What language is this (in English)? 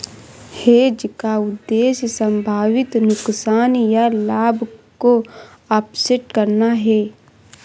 Hindi